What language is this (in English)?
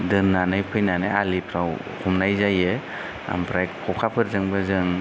Bodo